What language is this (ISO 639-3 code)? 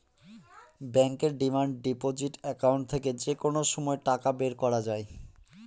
ben